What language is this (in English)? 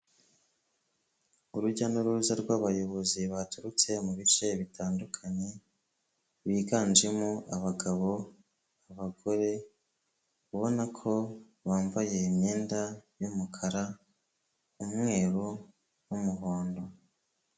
Kinyarwanda